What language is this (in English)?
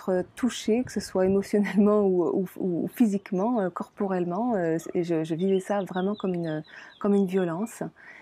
French